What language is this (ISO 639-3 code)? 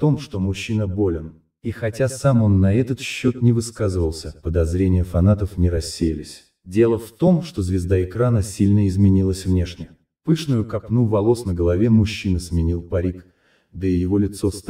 rus